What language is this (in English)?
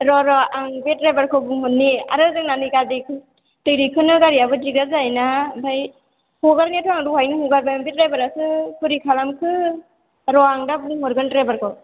Bodo